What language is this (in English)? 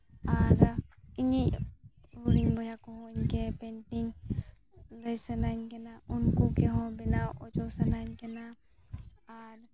Santali